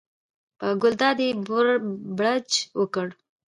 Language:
Pashto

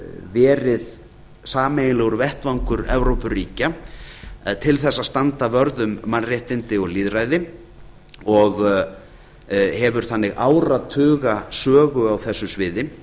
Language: Icelandic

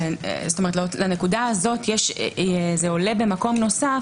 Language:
Hebrew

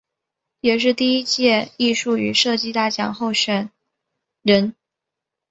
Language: Chinese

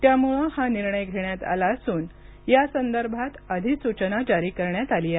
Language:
Marathi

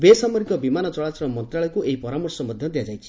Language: Odia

